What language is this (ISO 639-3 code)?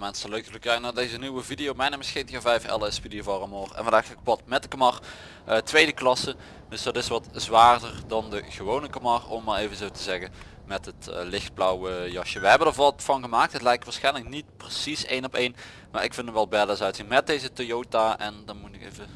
nld